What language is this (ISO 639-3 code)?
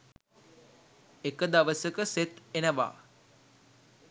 sin